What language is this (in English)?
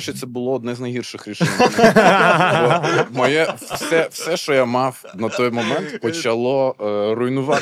Ukrainian